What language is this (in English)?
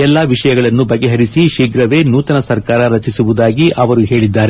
Kannada